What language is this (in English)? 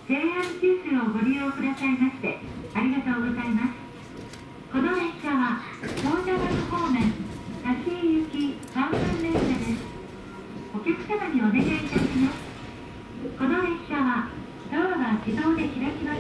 Japanese